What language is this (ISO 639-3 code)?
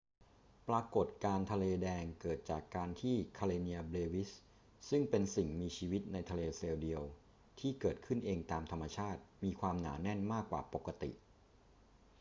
tha